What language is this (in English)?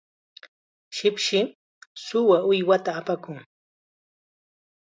Chiquián Ancash Quechua